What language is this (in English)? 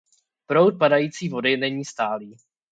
Czech